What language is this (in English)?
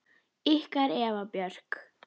Icelandic